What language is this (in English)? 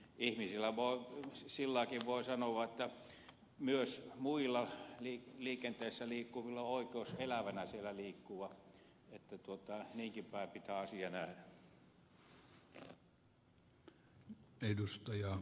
Finnish